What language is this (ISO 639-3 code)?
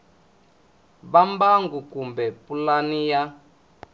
tso